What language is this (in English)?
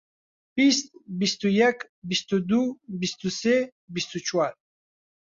Central Kurdish